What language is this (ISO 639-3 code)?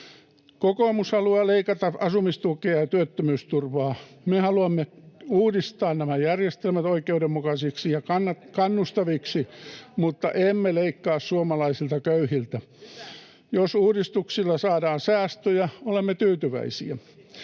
fin